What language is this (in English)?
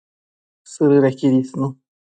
Matsés